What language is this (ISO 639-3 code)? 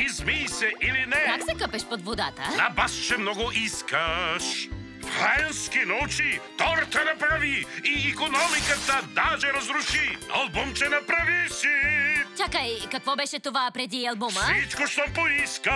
bul